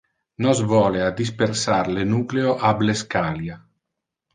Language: Interlingua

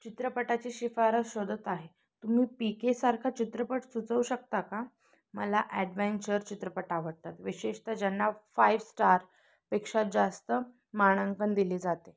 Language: Marathi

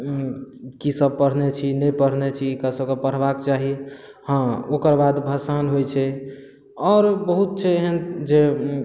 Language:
Maithili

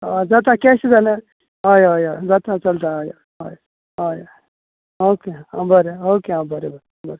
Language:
Konkani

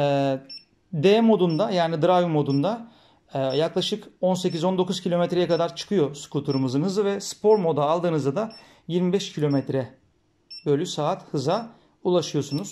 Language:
Turkish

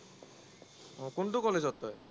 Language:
Assamese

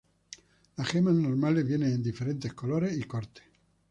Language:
Spanish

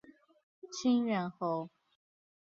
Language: Chinese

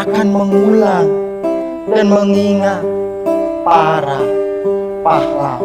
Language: Indonesian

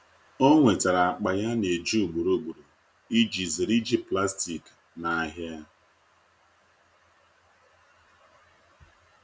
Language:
Igbo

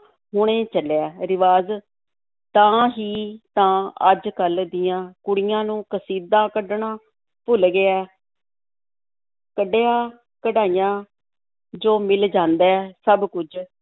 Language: Punjabi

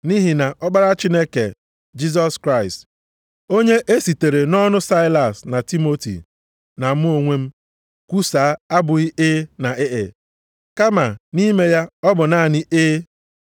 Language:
Igbo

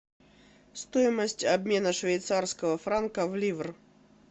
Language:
Russian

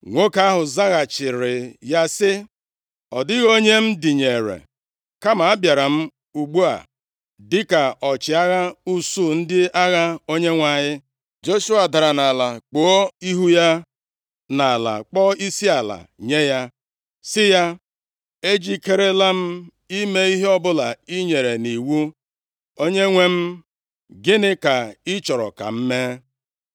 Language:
Igbo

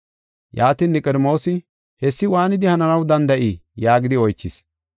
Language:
Gofa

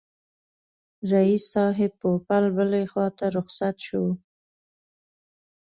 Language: Pashto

